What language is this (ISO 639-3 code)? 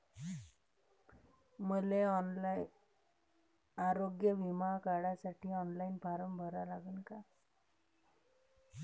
mar